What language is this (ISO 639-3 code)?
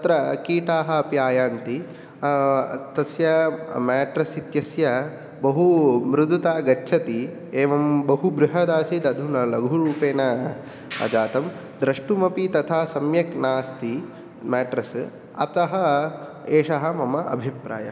san